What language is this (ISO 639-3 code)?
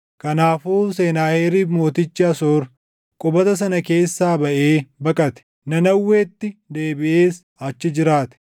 orm